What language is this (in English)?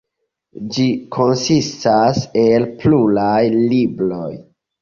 Esperanto